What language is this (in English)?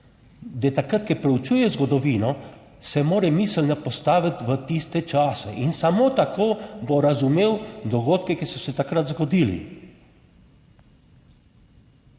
Slovenian